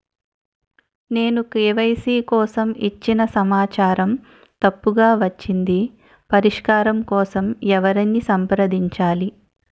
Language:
Telugu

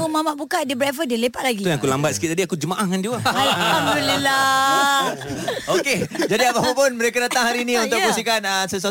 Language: Malay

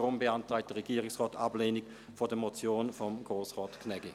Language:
Swiss German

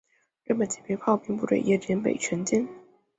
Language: Chinese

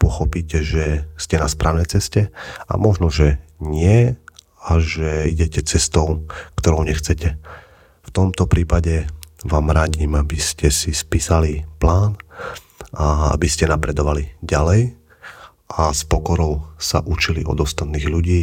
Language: Slovak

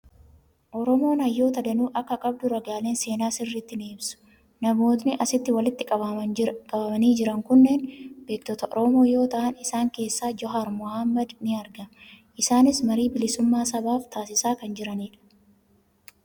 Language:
Oromo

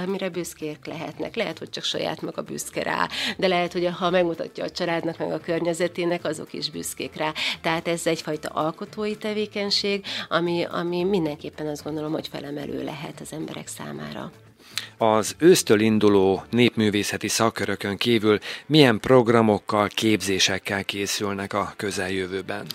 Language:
Hungarian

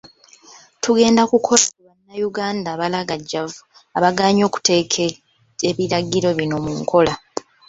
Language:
Ganda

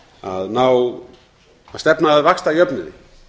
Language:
Icelandic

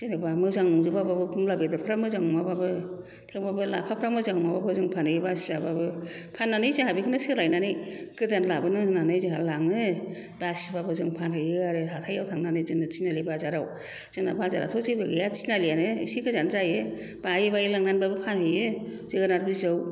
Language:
Bodo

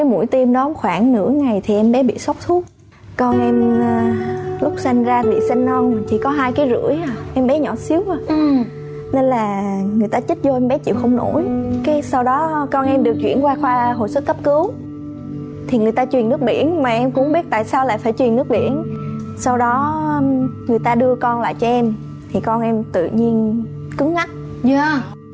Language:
Vietnamese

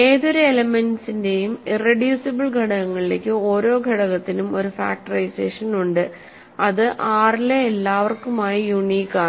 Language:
Malayalam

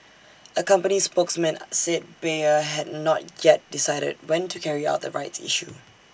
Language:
English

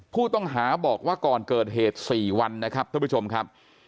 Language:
Thai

